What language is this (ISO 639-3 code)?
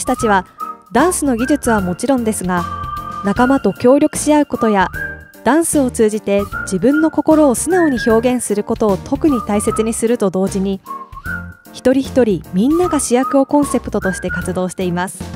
jpn